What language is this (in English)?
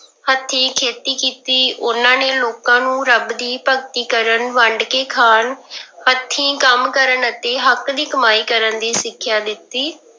Punjabi